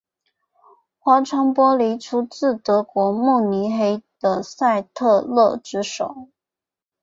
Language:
Chinese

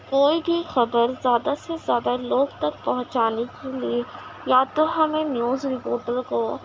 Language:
Urdu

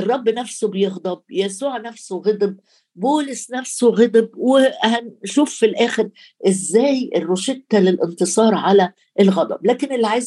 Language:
Arabic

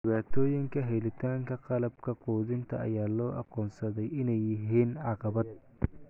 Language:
Somali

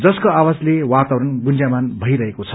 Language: Nepali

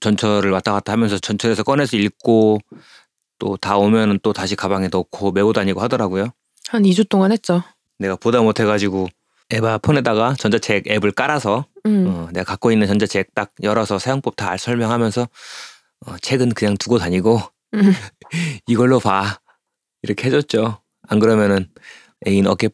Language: Korean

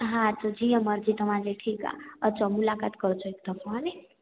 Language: Sindhi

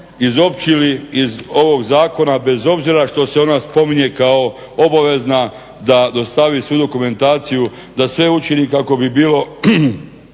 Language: Croatian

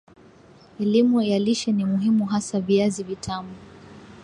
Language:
Swahili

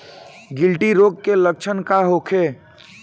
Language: Bhojpuri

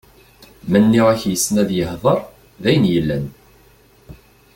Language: Kabyle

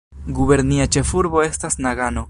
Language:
Esperanto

